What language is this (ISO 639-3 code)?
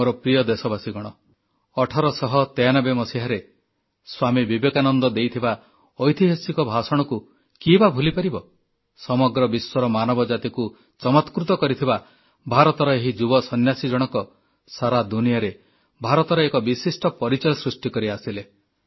ori